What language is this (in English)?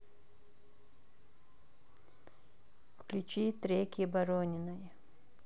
Russian